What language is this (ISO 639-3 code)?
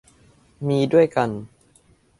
tha